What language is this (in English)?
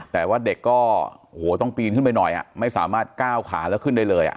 Thai